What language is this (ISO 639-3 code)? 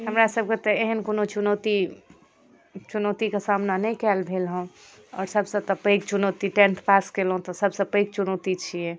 mai